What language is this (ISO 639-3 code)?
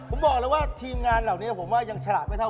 tha